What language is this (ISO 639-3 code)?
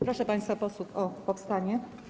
pol